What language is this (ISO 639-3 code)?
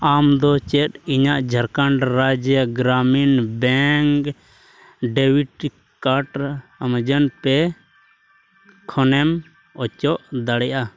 sat